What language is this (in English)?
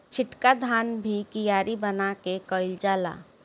Bhojpuri